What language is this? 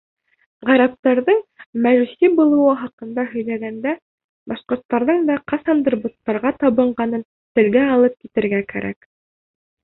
Bashkir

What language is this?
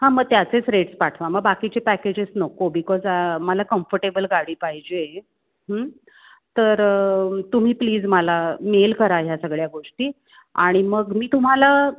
Marathi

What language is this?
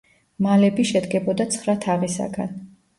Georgian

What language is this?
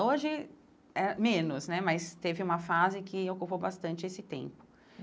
Portuguese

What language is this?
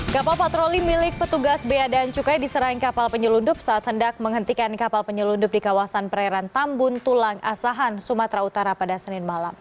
Indonesian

